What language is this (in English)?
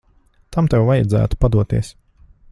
Latvian